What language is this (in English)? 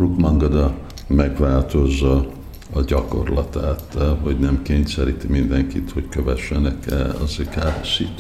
Hungarian